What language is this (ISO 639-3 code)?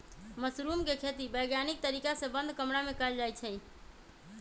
mag